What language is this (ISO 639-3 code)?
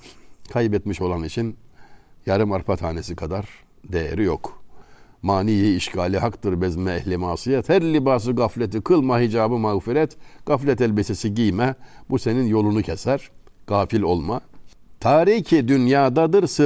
tur